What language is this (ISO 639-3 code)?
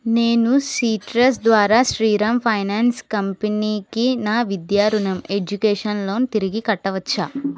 tel